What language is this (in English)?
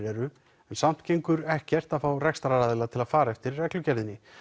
Icelandic